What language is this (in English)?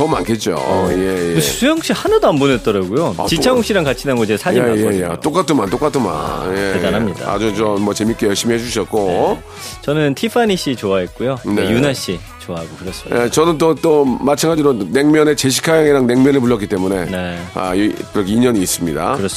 Korean